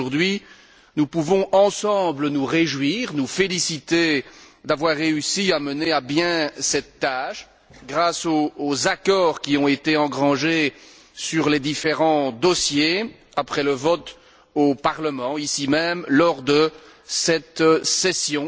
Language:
French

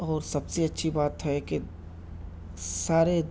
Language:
Urdu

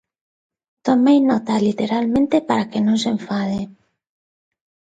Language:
Galician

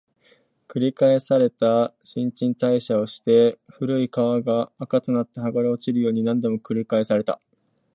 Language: Japanese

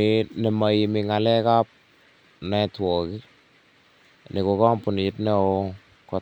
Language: Kalenjin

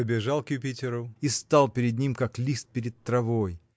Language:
Russian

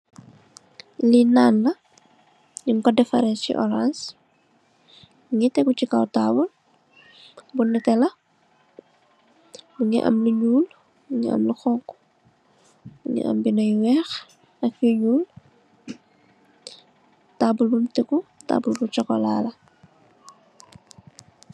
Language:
Wolof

